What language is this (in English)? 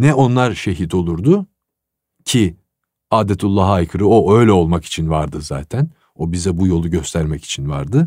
Turkish